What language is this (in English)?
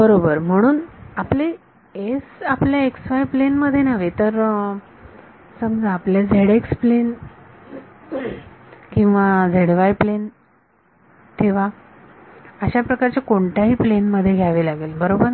Marathi